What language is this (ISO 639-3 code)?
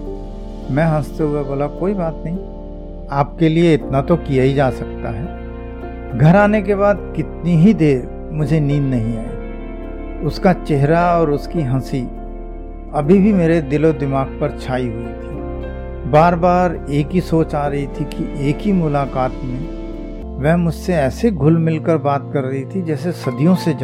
hin